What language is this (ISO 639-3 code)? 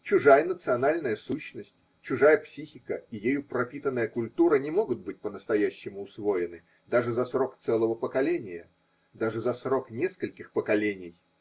rus